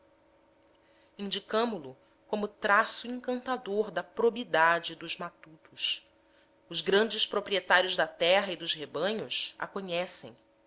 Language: Portuguese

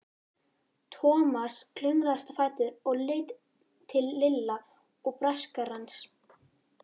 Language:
Icelandic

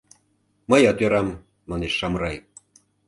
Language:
Mari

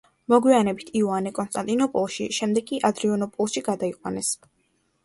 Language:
Georgian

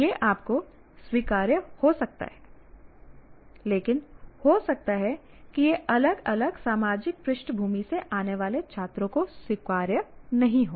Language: Hindi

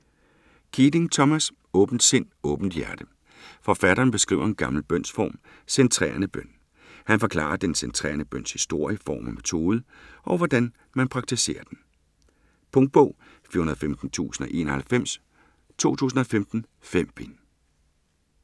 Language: Danish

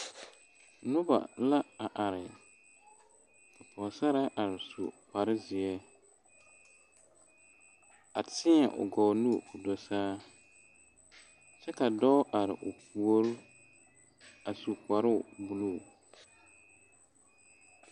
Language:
Southern Dagaare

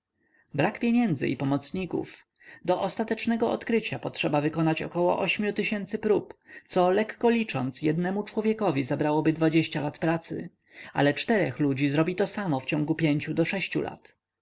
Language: Polish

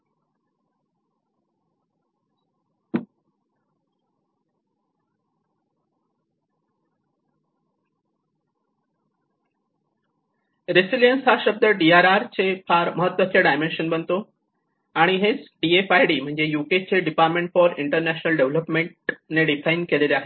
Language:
Marathi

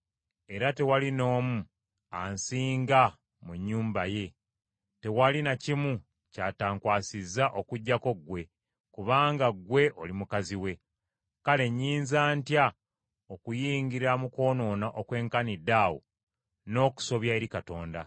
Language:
Ganda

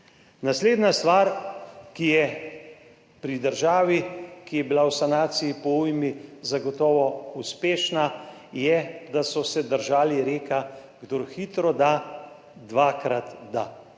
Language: Slovenian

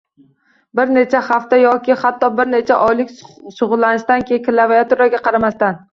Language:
Uzbek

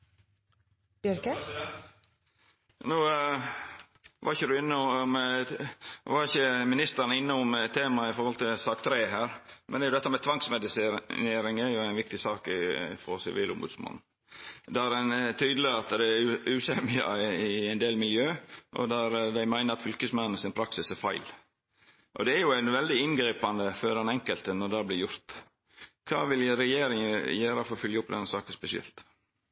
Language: Norwegian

